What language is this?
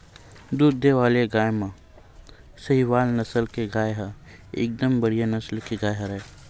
Chhattisgarhi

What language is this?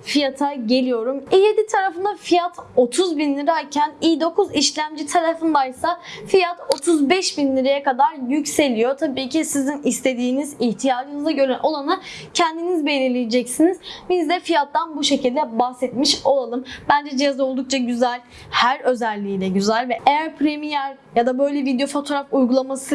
Turkish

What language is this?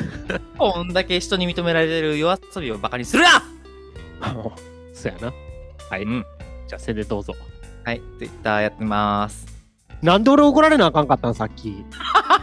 Japanese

